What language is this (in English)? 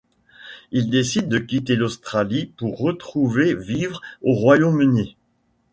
French